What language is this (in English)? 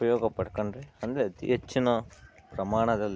Kannada